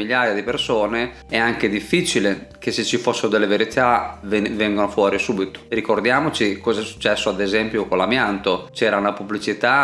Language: Italian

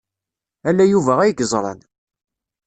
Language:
Kabyle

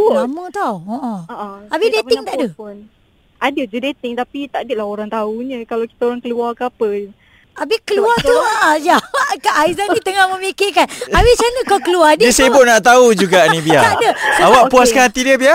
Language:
Malay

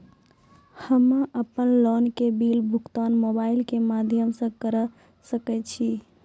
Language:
Maithili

